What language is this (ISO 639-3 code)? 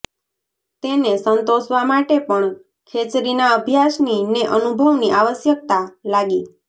guj